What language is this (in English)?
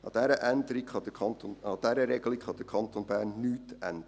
Swiss German